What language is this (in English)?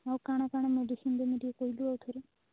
Odia